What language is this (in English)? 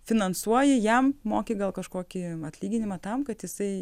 Lithuanian